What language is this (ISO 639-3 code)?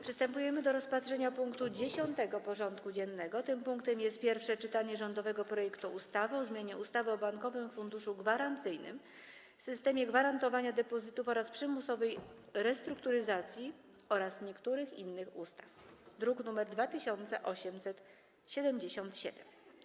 pol